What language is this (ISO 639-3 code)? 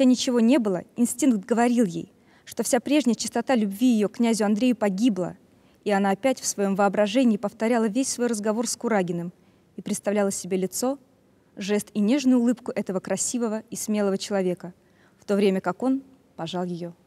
rus